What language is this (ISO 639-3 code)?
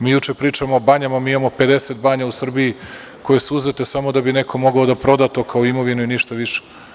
srp